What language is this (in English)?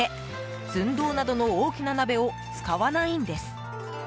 Japanese